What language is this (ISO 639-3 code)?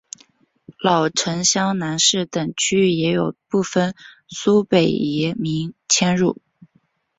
zho